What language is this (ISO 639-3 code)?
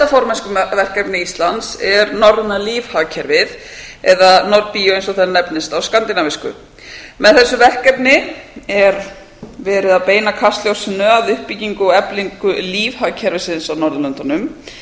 isl